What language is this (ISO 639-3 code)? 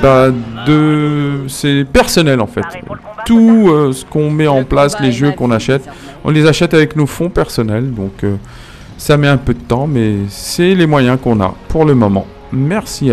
fra